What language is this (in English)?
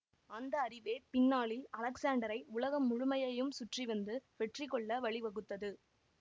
Tamil